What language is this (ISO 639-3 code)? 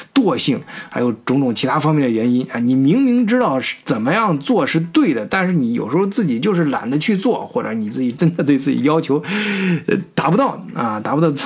zho